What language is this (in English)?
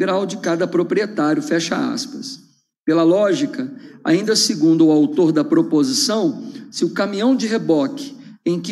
Portuguese